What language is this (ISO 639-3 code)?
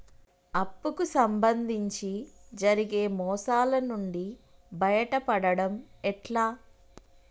tel